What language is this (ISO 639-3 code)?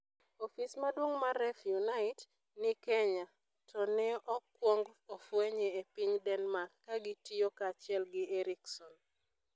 luo